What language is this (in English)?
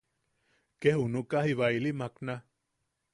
Yaqui